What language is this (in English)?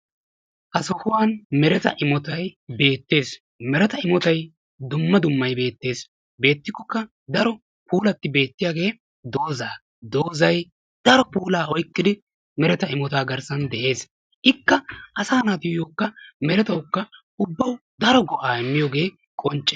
Wolaytta